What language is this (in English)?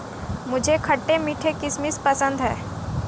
Hindi